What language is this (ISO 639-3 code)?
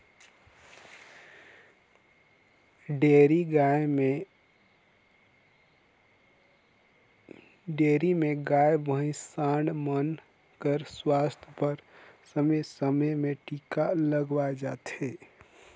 hne